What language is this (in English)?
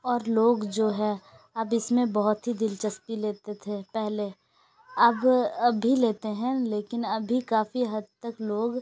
Urdu